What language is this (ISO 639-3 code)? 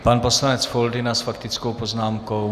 ces